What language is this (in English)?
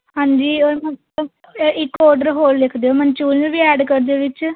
Punjabi